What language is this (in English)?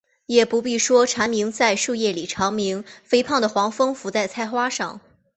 Chinese